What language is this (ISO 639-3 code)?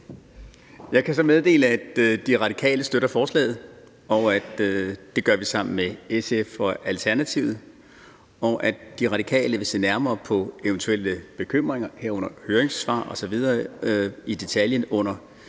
dan